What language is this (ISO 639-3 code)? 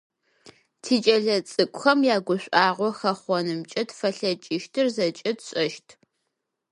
ady